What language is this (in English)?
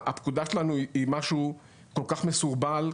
Hebrew